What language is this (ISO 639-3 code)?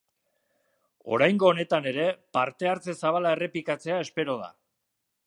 eus